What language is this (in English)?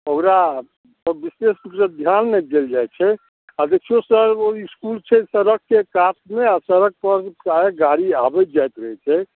Maithili